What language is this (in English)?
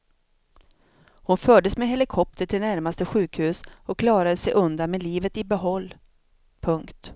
Swedish